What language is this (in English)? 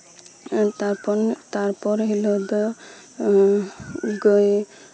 Santali